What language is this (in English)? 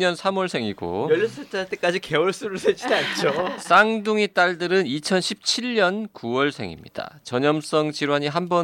Korean